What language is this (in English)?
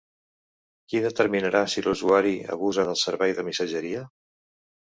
Catalan